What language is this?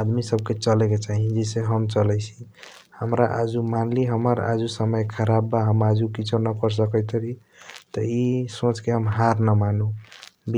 Kochila Tharu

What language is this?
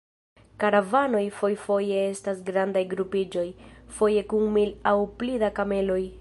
Esperanto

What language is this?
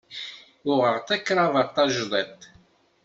Kabyle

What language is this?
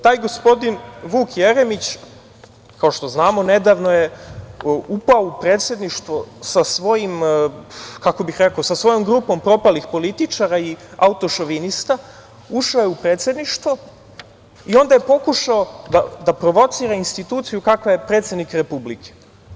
Serbian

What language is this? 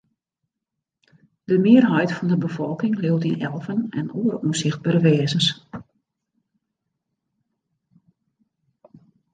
Western Frisian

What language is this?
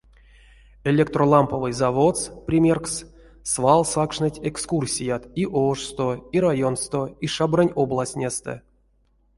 Erzya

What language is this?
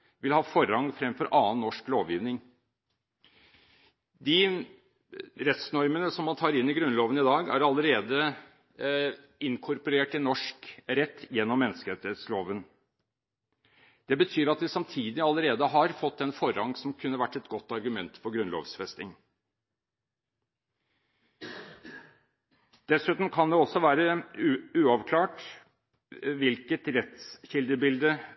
Norwegian Bokmål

